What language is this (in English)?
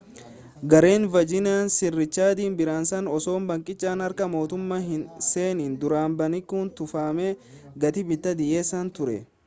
Oromo